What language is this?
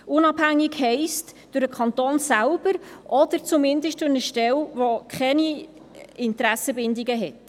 Swiss German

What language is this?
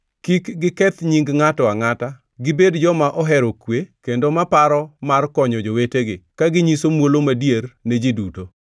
Luo (Kenya and Tanzania)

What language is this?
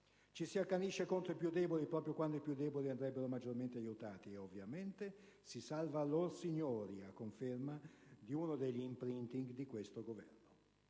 Italian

